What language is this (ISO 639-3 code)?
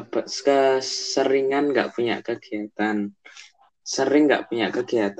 ind